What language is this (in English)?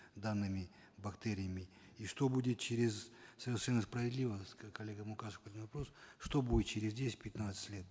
Kazakh